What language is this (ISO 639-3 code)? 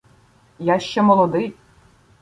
ukr